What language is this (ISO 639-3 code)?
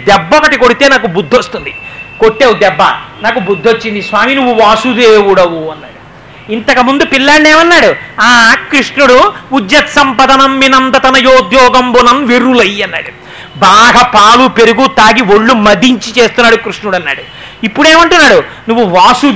tel